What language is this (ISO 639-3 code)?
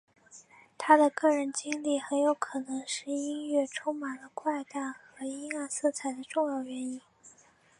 zho